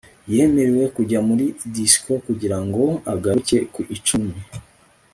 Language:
Kinyarwanda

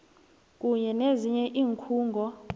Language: South Ndebele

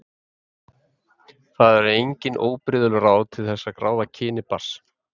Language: Icelandic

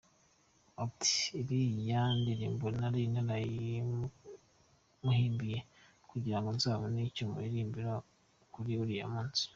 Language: Kinyarwanda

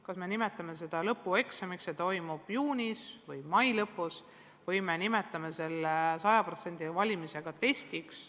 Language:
Estonian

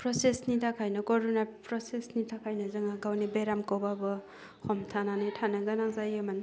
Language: Bodo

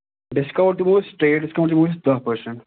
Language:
Kashmiri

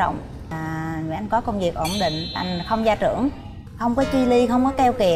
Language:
Vietnamese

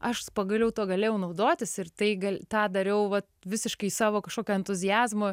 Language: Lithuanian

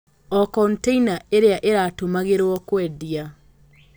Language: Kikuyu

